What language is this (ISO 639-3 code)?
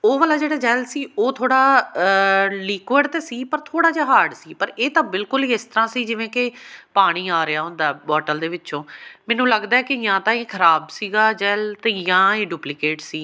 pan